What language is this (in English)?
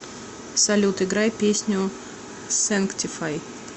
Russian